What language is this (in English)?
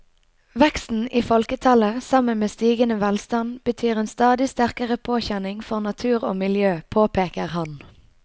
Norwegian